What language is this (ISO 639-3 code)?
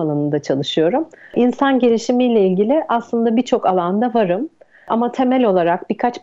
tur